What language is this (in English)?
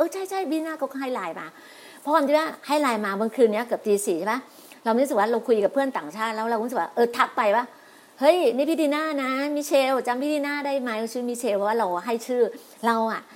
Thai